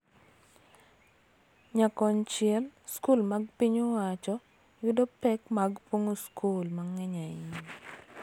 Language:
Luo (Kenya and Tanzania)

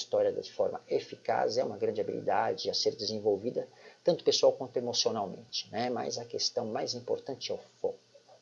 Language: Portuguese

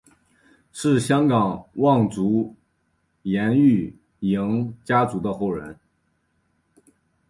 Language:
Chinese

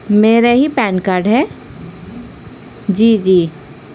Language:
Urdu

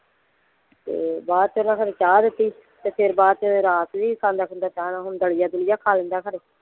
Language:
Punjabi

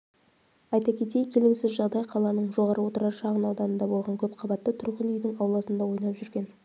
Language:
Kazakh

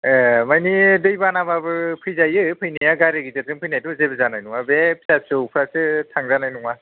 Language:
Bodo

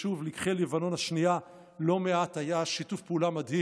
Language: Hebrew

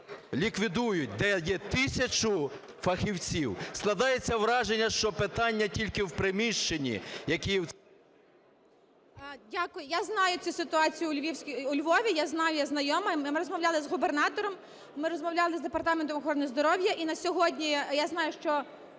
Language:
Ukrainian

